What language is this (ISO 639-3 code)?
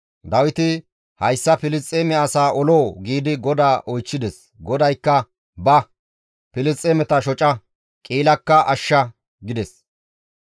gmv